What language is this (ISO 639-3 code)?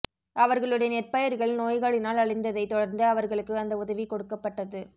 tam